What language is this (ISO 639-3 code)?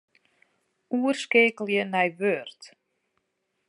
fry